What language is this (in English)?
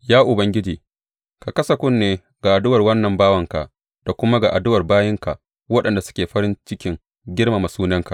Hausa